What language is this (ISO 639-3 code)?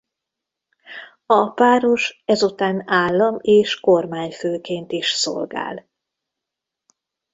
hun